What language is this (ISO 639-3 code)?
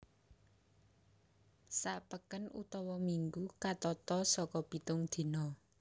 jav